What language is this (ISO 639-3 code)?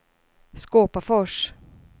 swe